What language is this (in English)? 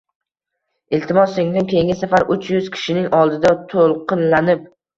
Uzbek